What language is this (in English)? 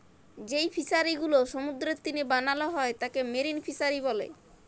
Bangla